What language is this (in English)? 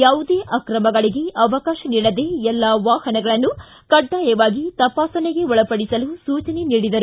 Kannada